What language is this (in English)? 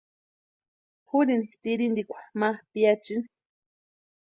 Western Highland Purepecha